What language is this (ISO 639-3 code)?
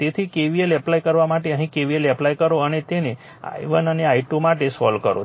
guj